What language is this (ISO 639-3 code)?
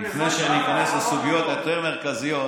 heb